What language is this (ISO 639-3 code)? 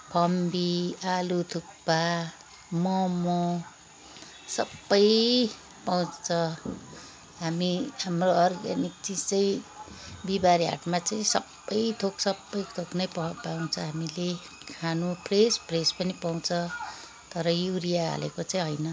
nep